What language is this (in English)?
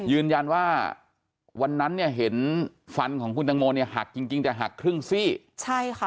Thai